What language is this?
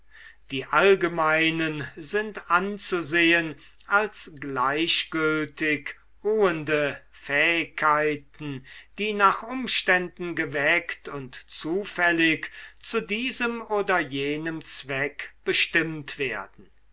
German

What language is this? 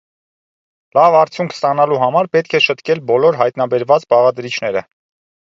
Armenian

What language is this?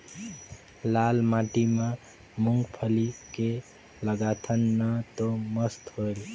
Chhattisgarhi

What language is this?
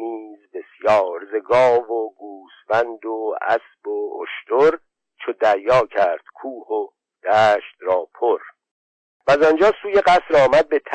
Persian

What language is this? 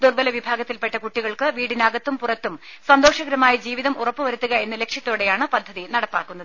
Malayalam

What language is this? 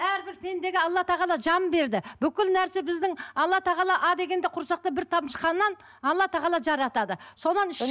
Kazakh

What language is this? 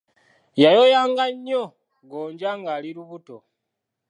Ganda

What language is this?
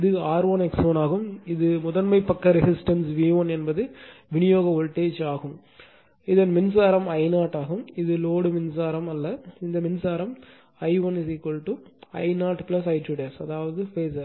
Tamil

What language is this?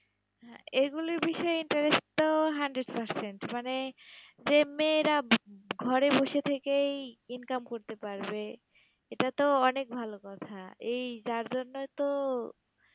Bangla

